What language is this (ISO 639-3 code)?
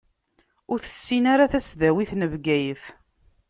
kab